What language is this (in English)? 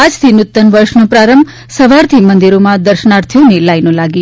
Gujarati